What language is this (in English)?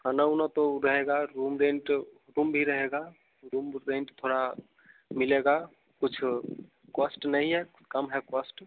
Hindi